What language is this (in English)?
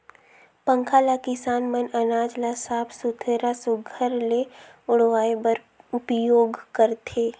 Chhattisgarhi